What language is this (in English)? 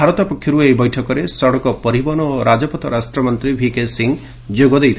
Odia